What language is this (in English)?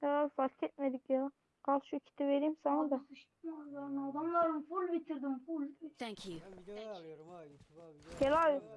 Turkish